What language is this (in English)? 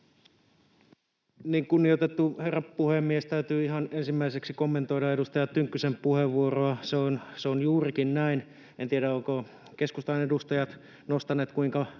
Finnish